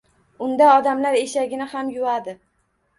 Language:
Uzbek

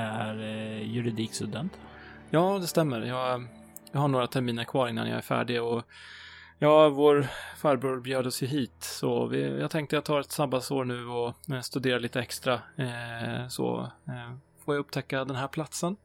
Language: Swedish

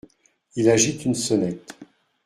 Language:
French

